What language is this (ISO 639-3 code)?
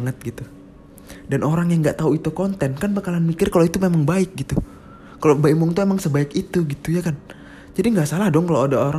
ind